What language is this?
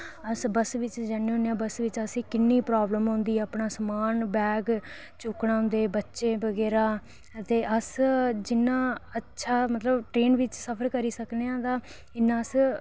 Dogri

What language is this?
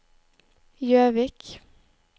Norwegian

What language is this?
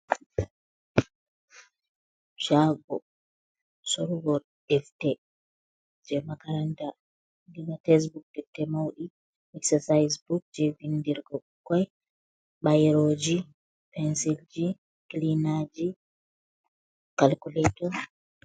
Fula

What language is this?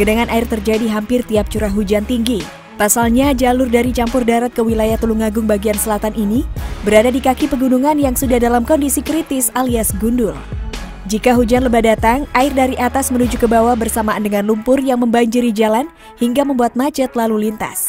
Indonesian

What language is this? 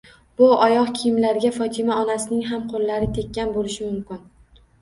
Uzbek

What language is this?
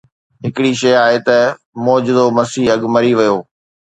Sindhi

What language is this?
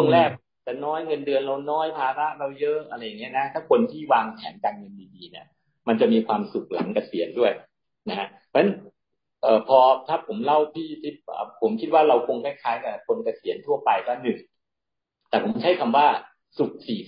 Thai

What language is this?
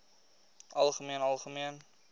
Afrikaans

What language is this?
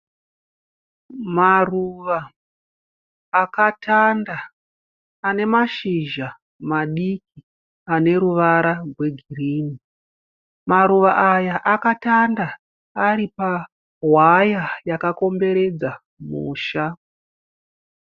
Shona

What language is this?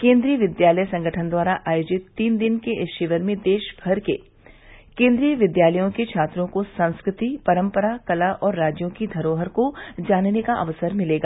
Hindi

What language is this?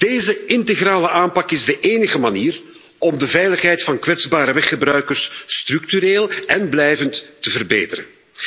Dutch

